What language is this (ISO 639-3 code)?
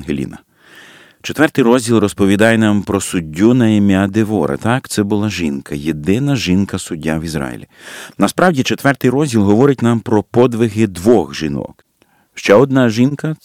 ukr